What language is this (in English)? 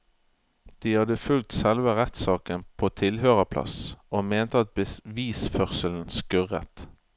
Norwegian